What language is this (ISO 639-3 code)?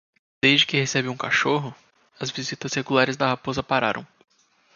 por